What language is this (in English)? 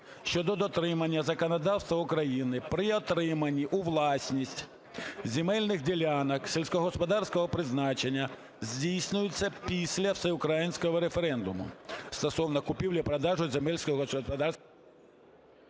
Ukrainian